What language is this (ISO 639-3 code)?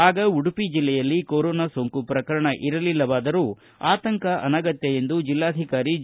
kan